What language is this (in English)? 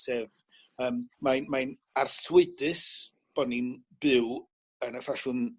Welsh